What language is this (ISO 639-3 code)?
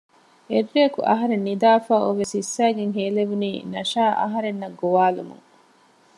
div